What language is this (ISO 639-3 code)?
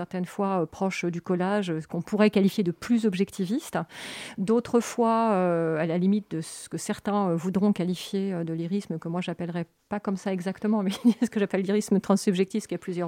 fra